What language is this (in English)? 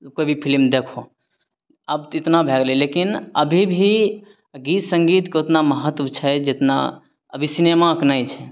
Maithili